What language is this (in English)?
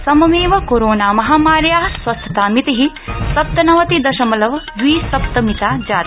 Sanskrit